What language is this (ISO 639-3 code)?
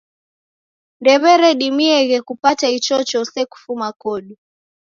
dav